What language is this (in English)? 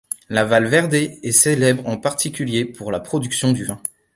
French